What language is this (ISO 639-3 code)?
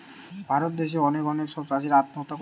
ben